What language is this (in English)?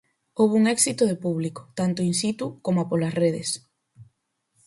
Galician